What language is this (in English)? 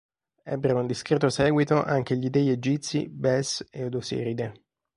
Italian